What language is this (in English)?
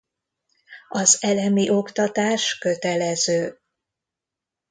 Hungarian